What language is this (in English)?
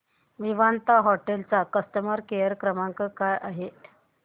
Marathi